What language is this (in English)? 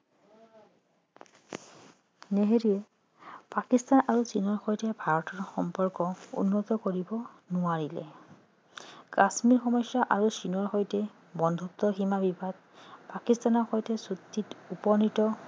Assamese